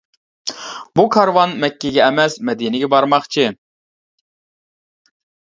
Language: Uyghur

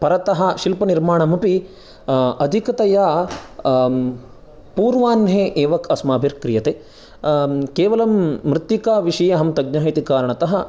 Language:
Sanskrit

